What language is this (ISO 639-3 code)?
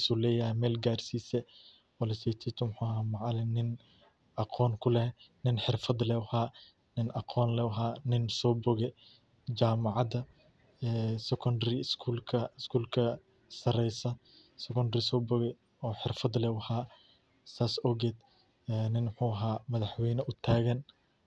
som